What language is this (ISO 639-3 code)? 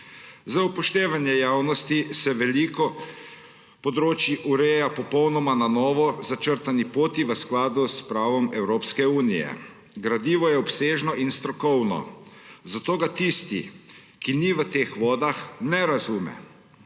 slv